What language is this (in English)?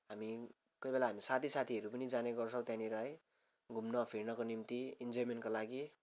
Nepali